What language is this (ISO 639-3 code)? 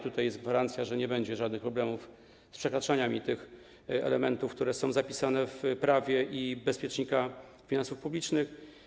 pol